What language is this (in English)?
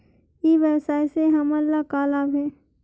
Chhattisgarhi